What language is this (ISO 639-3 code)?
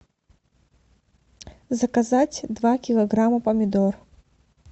rus